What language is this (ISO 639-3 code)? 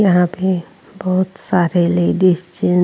hin